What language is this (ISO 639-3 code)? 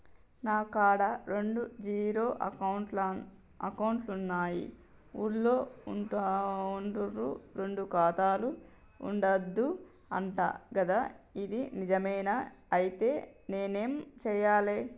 tel